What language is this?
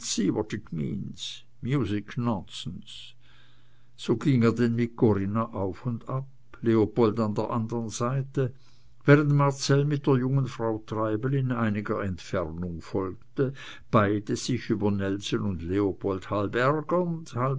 German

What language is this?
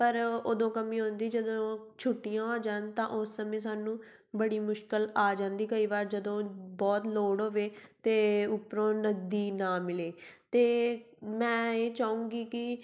Punjabi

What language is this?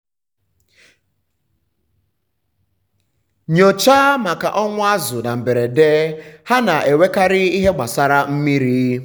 Igbo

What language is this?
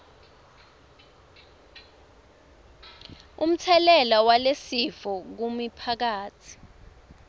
Swati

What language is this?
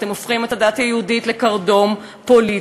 Hebrew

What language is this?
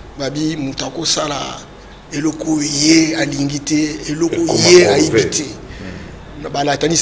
French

